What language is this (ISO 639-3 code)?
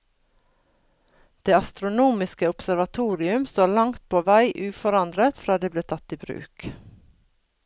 nor